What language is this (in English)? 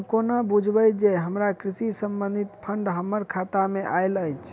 Maithili